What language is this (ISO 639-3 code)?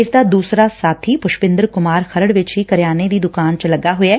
pan